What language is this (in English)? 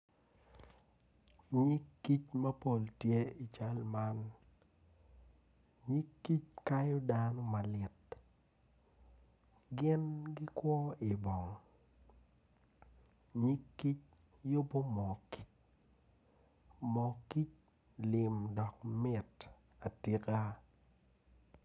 Acoli